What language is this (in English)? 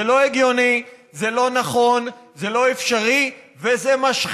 Hebrew